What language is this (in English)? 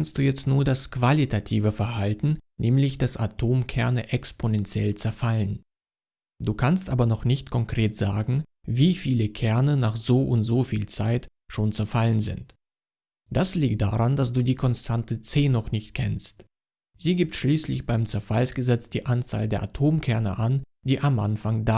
German